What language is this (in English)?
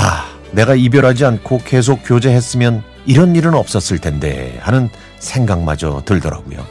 Korean